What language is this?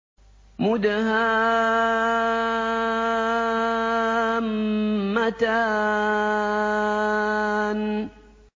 Arabic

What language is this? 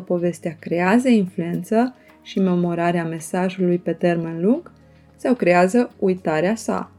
Romanian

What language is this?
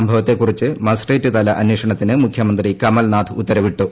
Malayalam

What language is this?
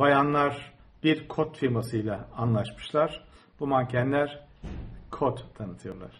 Turkish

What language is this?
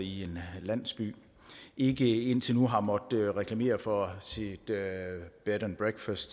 Danish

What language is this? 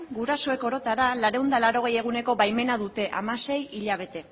Basque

